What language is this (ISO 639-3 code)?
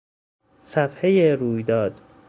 fas